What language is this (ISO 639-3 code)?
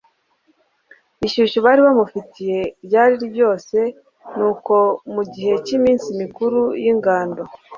kin